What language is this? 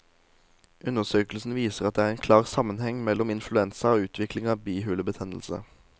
Norwegian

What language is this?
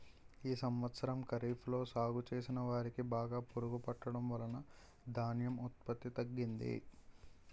Telugu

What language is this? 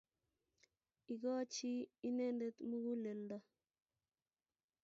Kalenjin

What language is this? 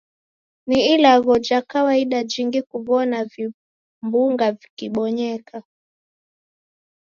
Taita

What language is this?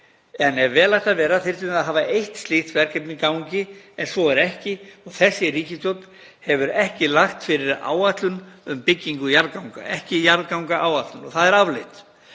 Icelandic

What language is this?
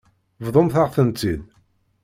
Kabyle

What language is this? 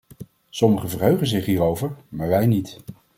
Dutch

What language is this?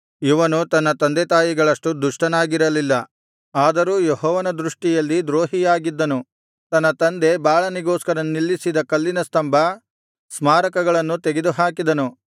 Kannada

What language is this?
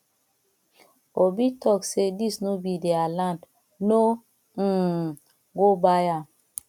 Nigerian Pidgin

